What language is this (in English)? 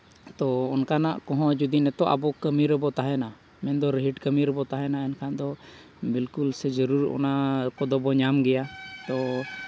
Santali